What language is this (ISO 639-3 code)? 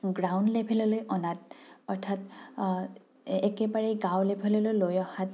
asm